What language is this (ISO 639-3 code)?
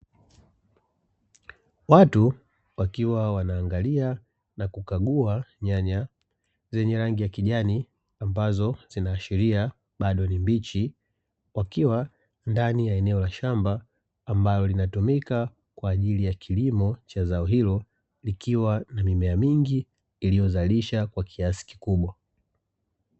swa